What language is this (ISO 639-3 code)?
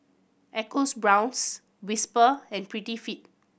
eng